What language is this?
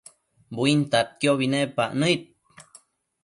Matsés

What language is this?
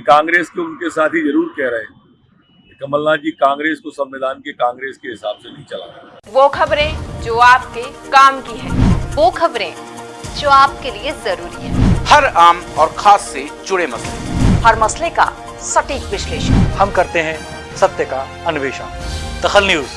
Hindi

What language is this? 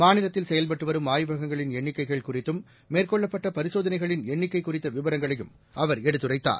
Tamil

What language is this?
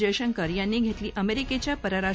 Marathi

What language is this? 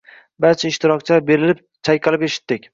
Uzbek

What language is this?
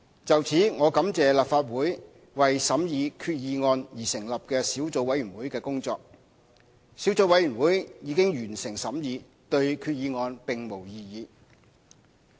Cantonese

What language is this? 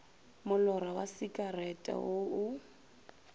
Northern Sotho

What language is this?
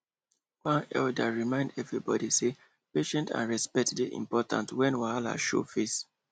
Nigerian Pidgin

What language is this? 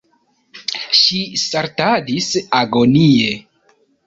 Esperanto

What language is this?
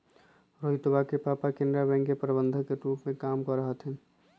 Magahi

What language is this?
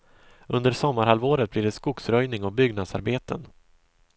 Swedish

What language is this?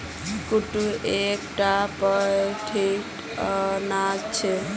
Magahi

